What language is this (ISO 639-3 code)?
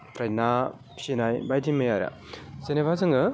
brx